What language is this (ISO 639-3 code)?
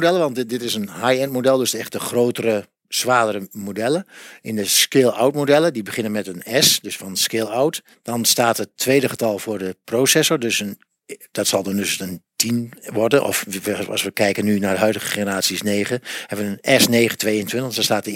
nld